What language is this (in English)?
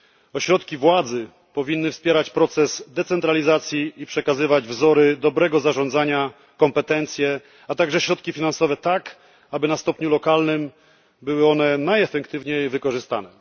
Polish